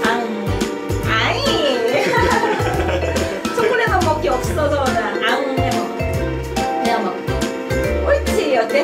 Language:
Korean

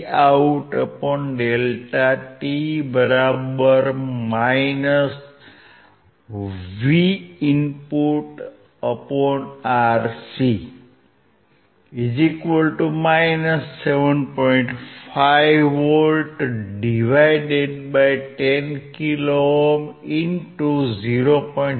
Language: Gujarati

